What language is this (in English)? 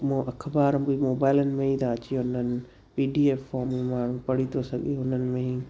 Sindhi